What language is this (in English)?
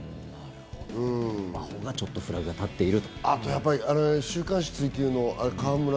Japanese